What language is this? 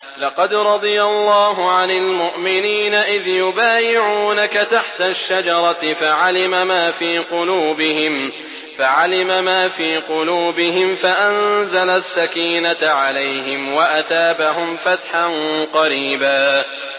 Arabic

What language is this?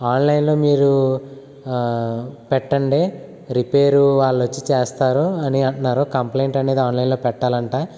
Telugu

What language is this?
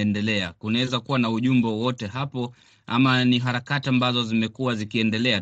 Swahili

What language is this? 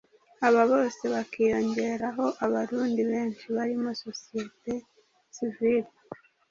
Kinyarwanda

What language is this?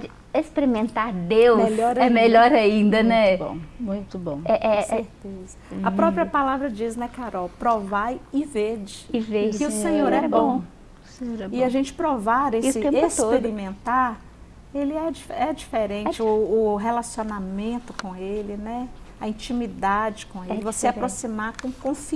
Portuguese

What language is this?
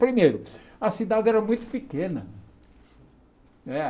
Portuguese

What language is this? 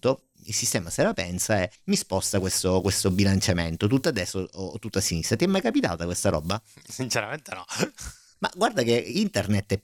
Italian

